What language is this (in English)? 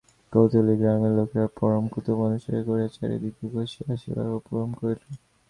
Bangla